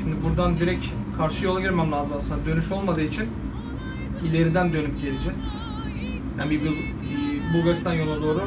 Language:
Turkish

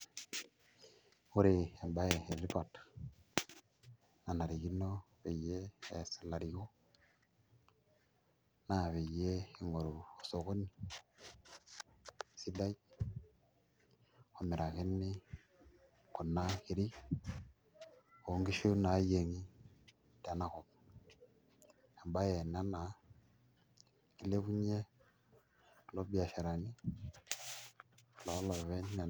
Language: Masai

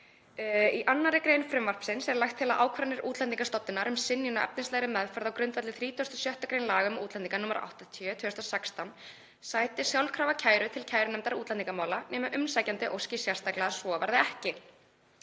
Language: Icelandic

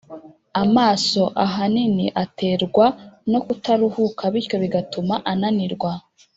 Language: Kinyarwanda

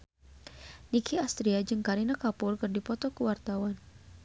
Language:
Sundanese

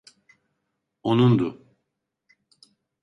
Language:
Turkish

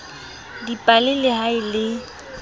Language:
Southern Sotho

